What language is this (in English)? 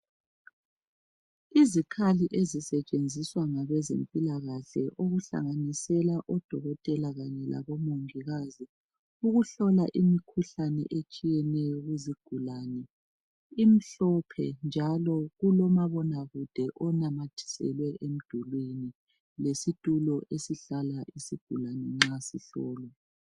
North Ndebele